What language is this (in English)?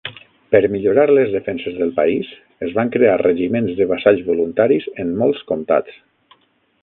Catalan